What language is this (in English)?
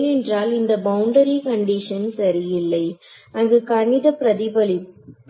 Tamil